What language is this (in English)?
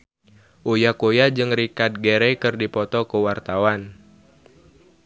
Sundanese